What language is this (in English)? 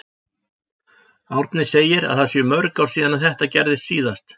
Icelandic